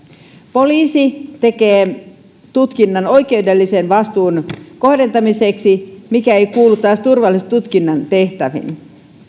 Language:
Finnish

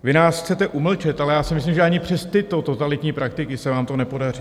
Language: Czech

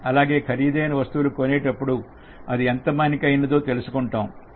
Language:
Telugu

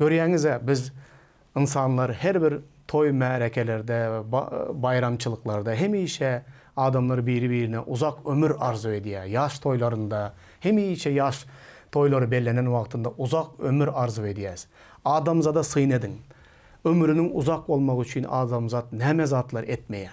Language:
Turkish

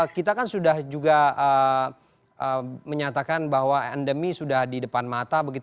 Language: Indonesian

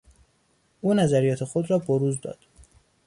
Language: Persian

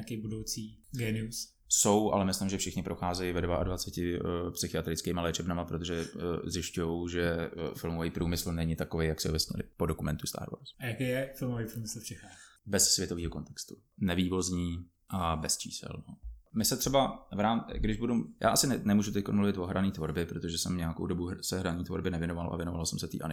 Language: Czech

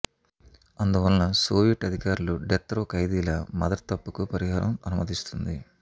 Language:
Telugu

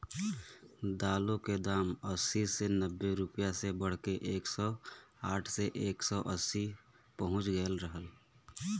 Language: Bhojpuri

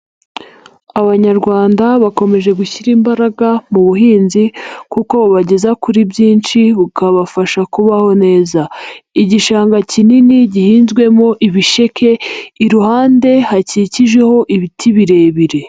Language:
Kinyarwanda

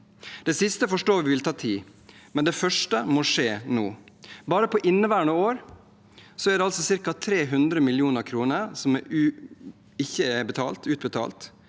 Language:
Norwegian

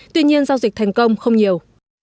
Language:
Vietnamese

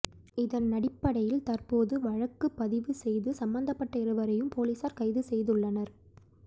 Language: Tamil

